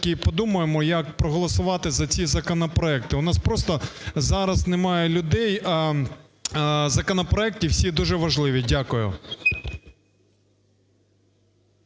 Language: Ukrainian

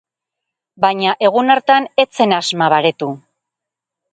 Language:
Basque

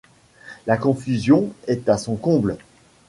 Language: French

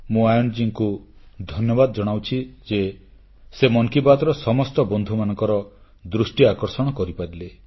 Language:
Odia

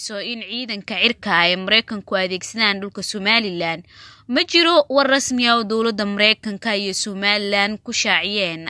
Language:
Arabic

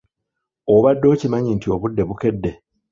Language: Ganda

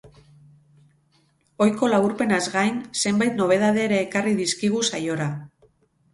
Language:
Basque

